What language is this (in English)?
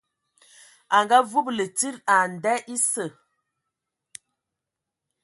Ewondo